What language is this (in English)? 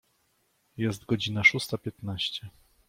Polish